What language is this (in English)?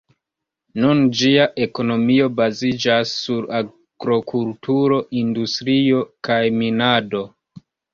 Esperanto